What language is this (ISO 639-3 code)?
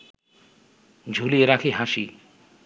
ben